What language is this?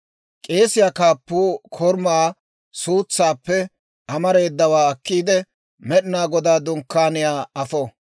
Dawro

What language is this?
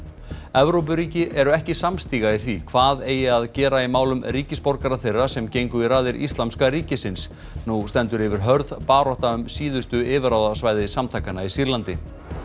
Icelandic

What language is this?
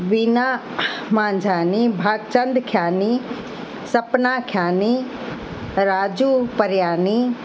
Sindhi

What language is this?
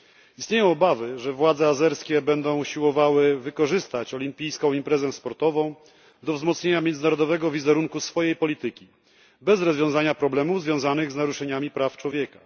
Polish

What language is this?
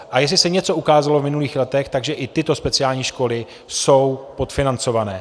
Czech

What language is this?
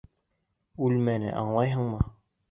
Bashkir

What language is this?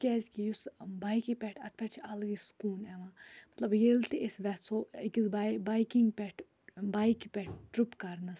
Kashmiri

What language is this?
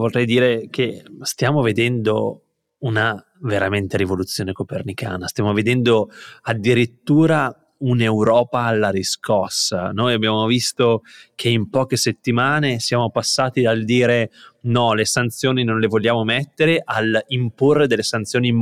Italian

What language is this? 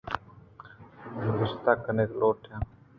Eastern Balochi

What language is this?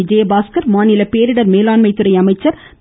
Tamil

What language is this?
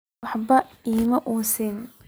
Somali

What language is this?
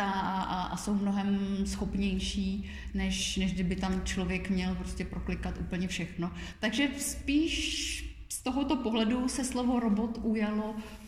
Czech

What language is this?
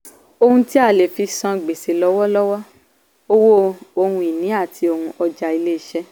Yoruba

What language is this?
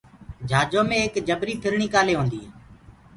Gurgula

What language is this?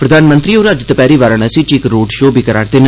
Dogri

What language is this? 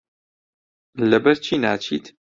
Central Kurdish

